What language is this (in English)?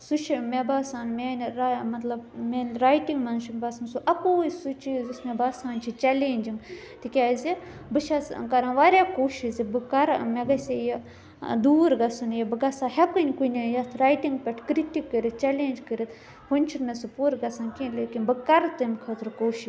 Kashmiri